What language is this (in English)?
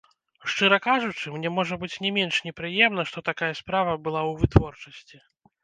Belarusian